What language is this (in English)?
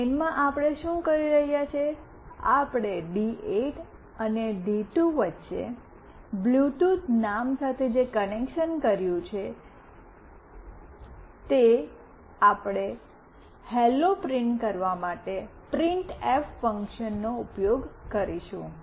Gujarati